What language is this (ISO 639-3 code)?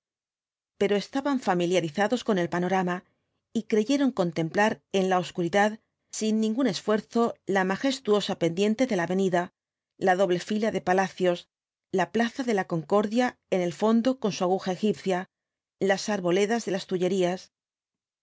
spa